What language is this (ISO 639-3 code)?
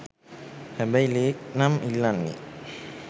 sin